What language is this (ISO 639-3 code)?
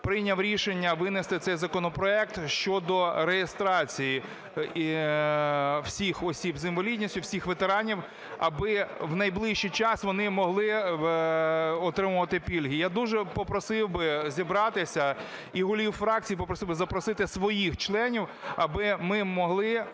ukr